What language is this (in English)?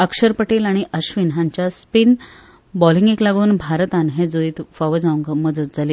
Konkani